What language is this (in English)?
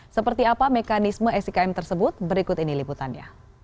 Indonesian